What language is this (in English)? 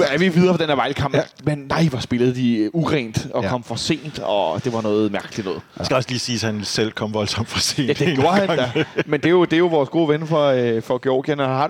Danish